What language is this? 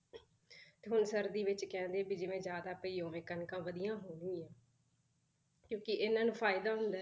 Punjabi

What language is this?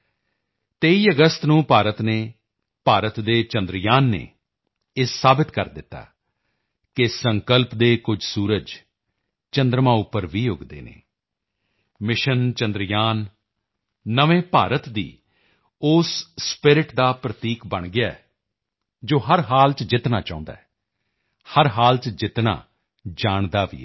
Punjabi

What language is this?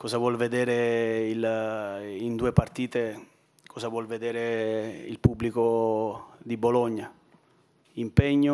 Italian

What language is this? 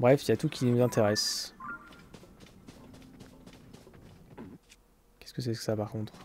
French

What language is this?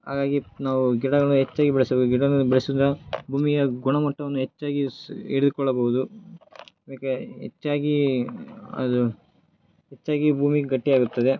Kannada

